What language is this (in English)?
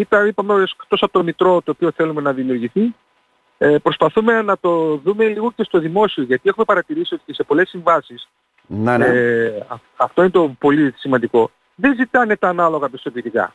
Greek